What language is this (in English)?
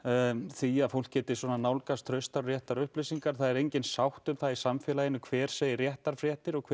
Icelandic